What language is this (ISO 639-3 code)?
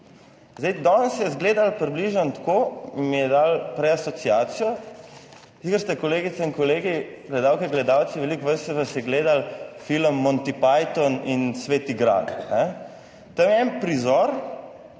slv